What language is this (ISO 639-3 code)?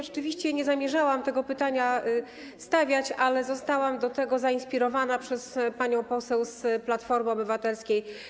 pol